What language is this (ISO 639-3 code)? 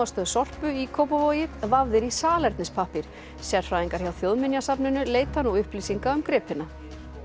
isl